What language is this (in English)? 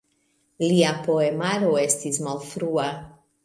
Esperanto